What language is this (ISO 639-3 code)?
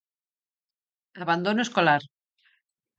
glg